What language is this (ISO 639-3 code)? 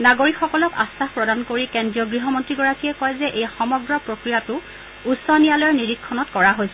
asm